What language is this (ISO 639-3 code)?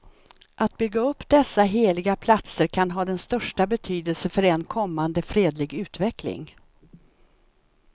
swe